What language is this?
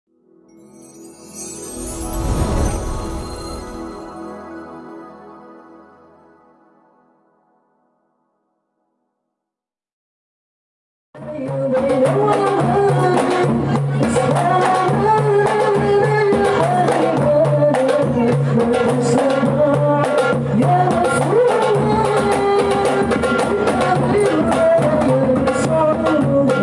Indonesian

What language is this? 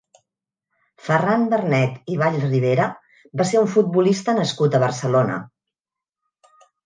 Catalan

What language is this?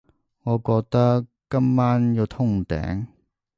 Cantonese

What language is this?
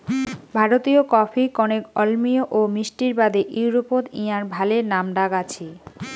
Bangla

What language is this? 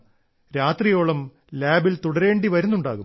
Malayalam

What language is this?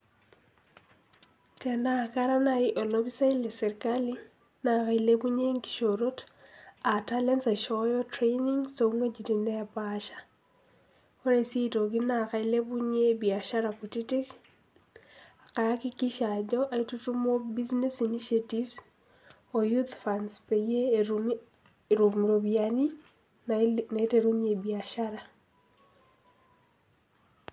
Masai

